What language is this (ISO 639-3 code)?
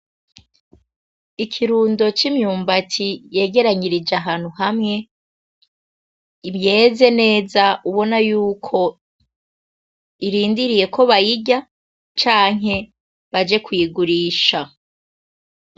run